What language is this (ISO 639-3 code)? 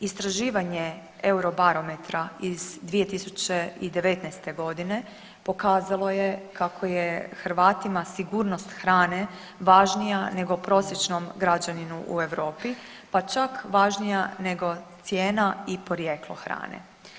hrv